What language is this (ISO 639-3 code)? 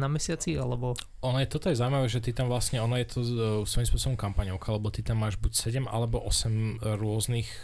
slk